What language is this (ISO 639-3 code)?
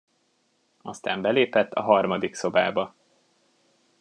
hun